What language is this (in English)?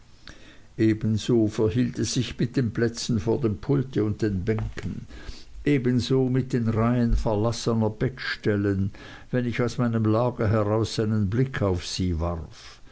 German